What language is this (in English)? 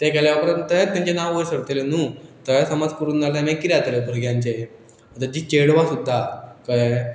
Konkani